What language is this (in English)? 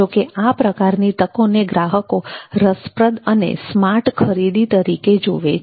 Gujarati